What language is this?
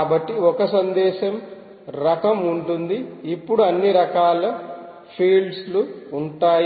Telugu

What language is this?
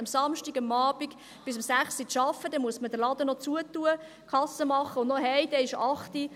Swiss German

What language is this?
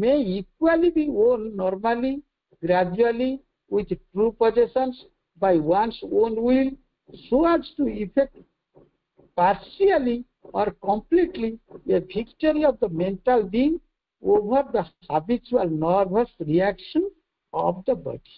Bangla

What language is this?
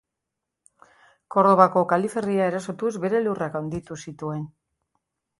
Basque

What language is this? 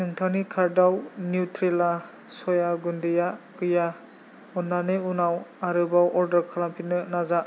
Bodo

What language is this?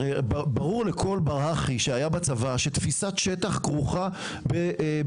Hebrew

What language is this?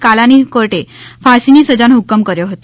Gujarati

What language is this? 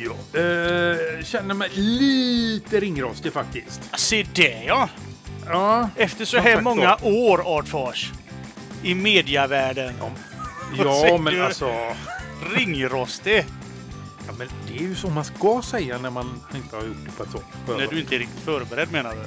Swedish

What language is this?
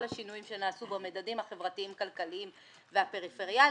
Hebrew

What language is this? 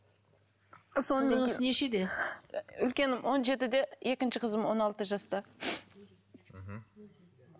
Kazakh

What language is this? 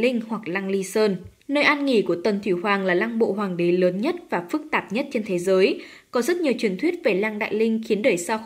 Vietnamese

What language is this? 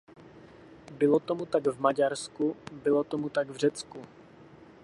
Czech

